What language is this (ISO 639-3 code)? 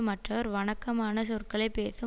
tam